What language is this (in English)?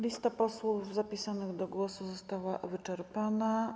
Polish